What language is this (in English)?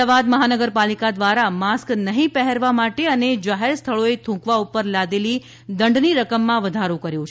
Gujarati